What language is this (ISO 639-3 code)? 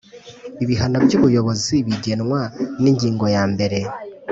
kin